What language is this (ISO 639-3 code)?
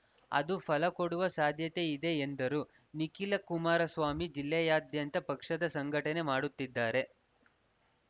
kan